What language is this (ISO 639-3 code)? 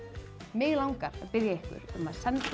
isl